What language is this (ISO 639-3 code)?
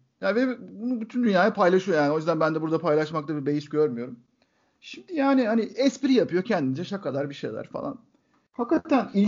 tur